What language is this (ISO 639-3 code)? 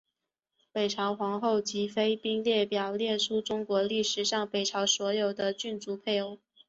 zho